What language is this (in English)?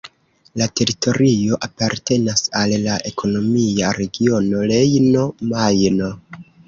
Esperanto